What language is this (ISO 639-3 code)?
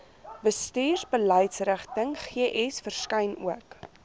afr